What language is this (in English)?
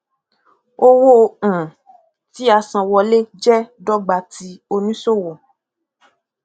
Yoruba